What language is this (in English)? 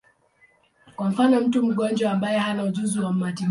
Swahili